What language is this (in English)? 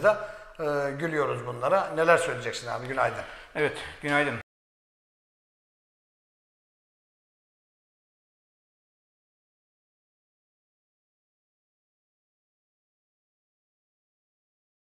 Turkish